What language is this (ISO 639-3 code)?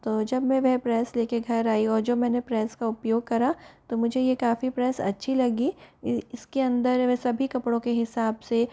hin